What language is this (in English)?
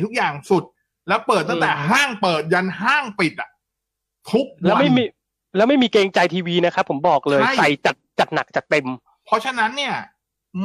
Thai